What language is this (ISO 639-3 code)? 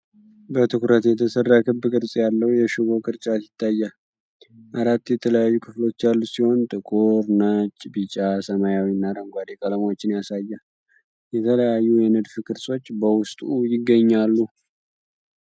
amh